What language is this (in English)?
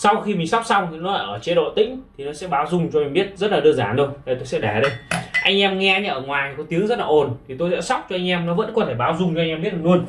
Vietnamese